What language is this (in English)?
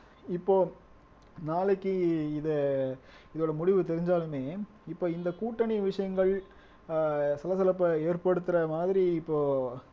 Tamil